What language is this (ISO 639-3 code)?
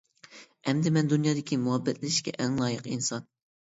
uig